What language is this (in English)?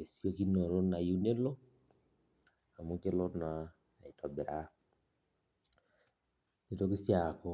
Masai